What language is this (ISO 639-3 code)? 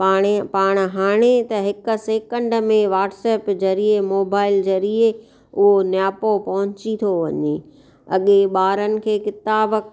snd